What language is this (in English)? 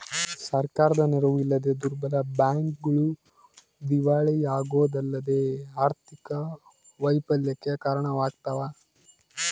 Kannada